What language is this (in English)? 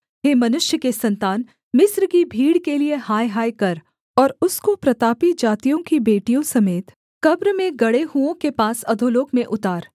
Hindi